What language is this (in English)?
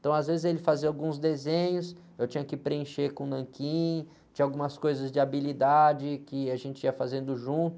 Portuguese